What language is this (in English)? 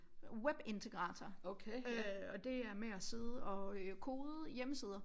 Danish